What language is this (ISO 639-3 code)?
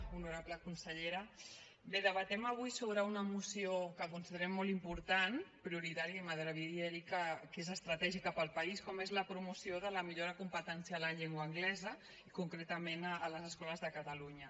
cat